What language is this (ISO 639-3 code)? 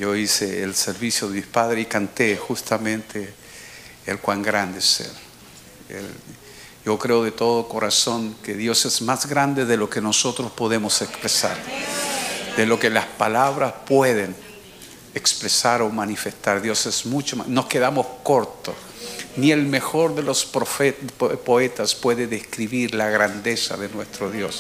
spa